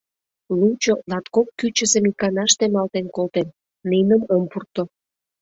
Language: Mari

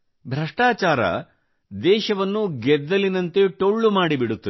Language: Kannada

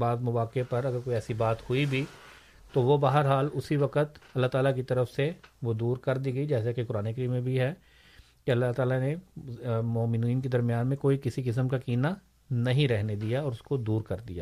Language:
Urdu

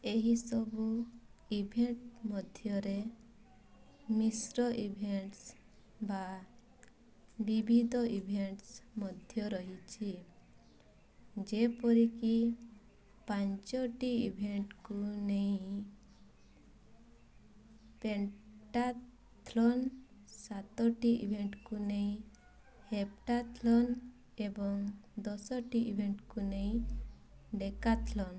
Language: Odia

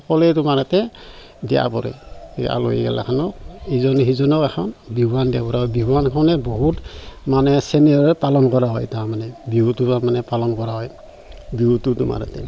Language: Assamese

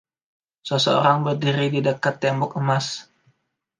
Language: Indonesian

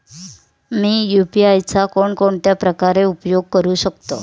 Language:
Marathi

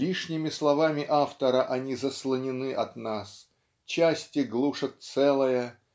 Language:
Russian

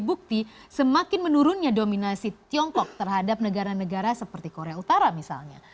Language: Indonesian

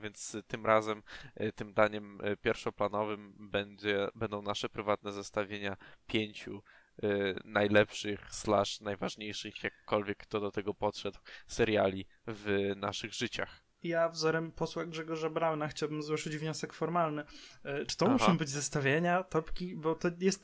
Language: Polish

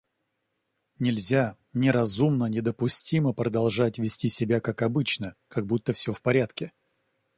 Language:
Russian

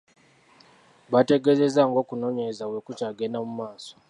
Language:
Ganda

